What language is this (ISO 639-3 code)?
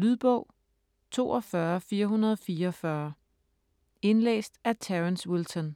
dan